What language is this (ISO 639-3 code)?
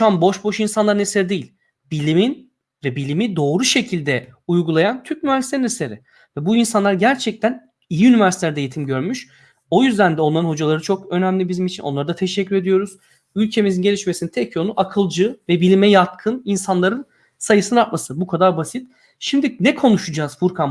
tur